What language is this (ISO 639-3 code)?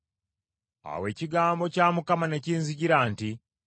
lug